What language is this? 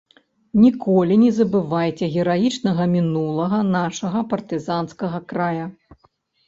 Belarusian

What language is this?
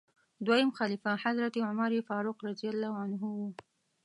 Pashto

